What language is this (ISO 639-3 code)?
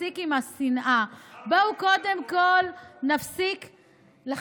heb